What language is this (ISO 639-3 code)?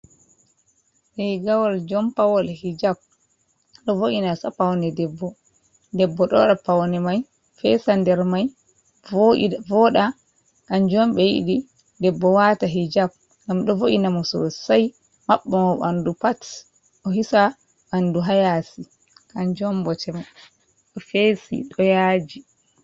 ful